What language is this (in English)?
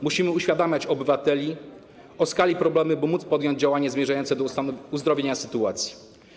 Polish